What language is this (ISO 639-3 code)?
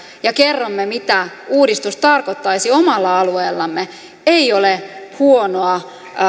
fin